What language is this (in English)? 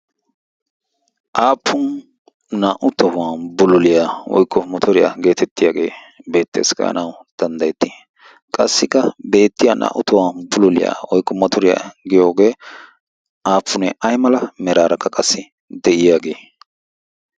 Wolaytta